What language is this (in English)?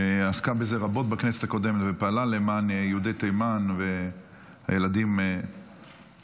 Hebrew